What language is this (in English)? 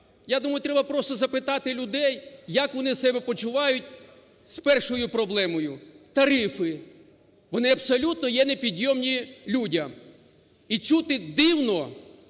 Ukrainian